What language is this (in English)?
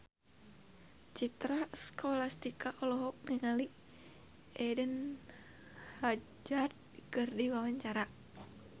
Sundanese